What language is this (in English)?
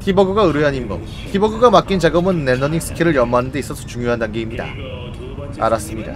Korean